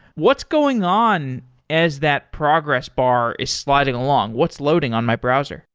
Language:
English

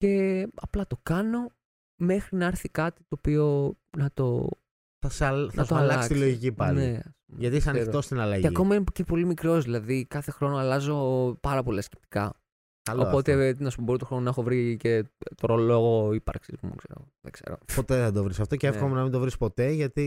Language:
Greek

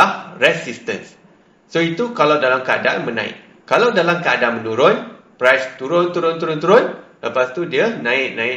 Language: Malay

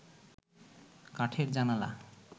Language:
Bangla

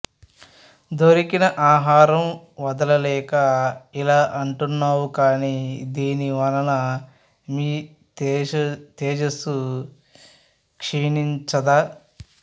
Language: Telugu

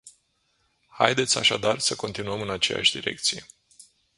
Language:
Romanian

